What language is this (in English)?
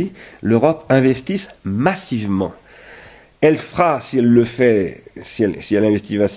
French